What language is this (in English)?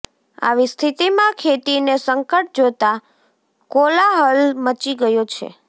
Gujarati